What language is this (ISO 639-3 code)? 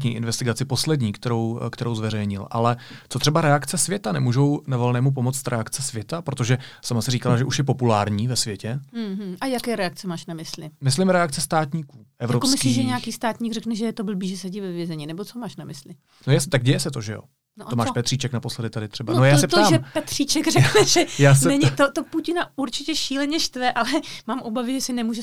ces